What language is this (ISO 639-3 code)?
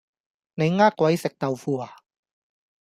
yue